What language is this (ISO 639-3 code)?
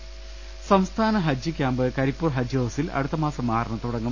mal